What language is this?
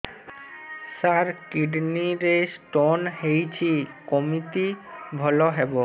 Odia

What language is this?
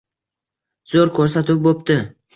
Uzbek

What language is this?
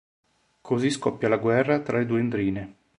Italian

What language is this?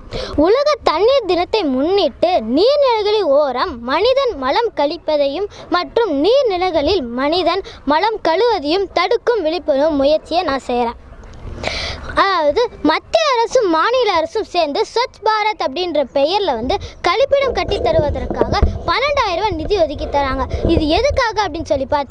Tamil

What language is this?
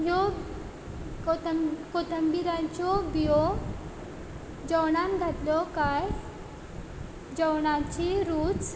Konkani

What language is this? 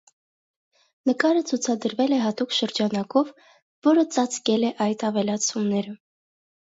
Armenian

